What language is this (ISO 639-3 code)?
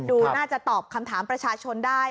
tha